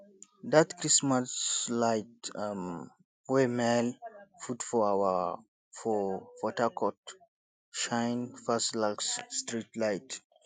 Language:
Nigerian Pidgin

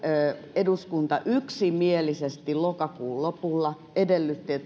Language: Finnish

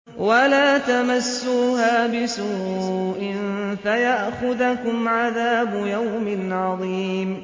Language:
Arabic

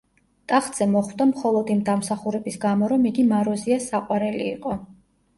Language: Georgian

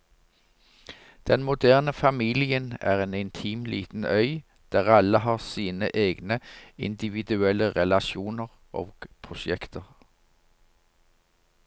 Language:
Norwegian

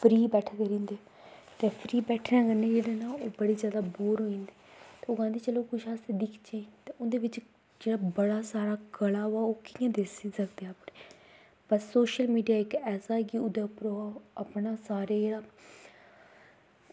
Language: Dogri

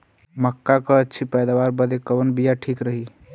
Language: Bhojpuri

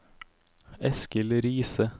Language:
Norwegian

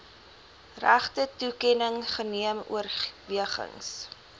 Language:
Afrikaans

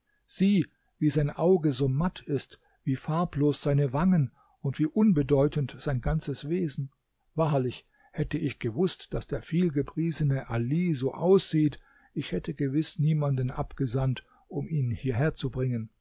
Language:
German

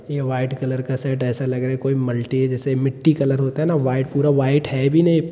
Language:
Hindi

